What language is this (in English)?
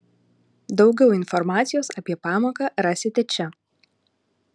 Lithuanian